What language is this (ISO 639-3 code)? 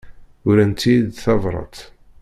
kab